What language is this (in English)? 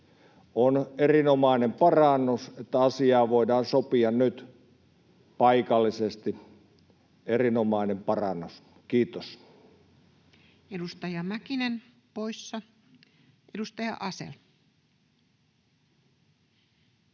Finnish